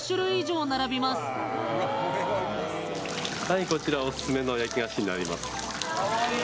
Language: Japanese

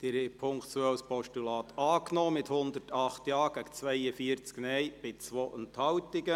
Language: Swiss German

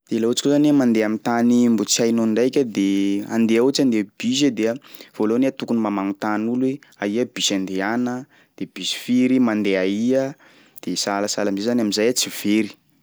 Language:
Sakalava Malagasy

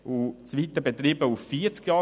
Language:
Swiss German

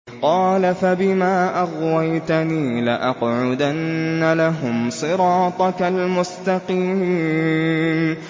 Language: Arabic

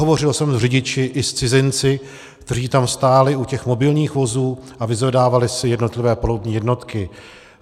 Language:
Czech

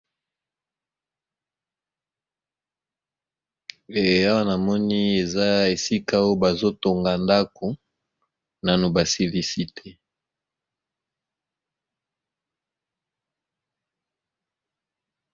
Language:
Lingala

